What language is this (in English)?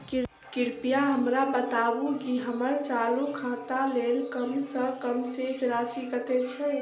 Maithili